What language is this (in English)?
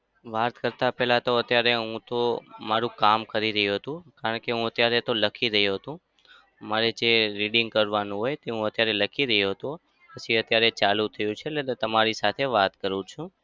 Gujarati